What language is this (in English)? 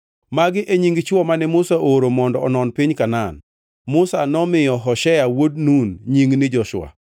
Luo (Kenya and Tanzania)